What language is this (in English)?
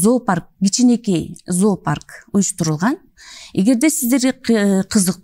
Turkish